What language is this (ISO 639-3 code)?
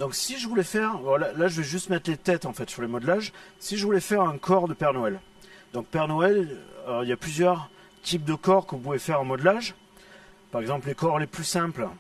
fra